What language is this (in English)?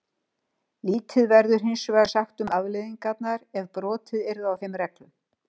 Icelandic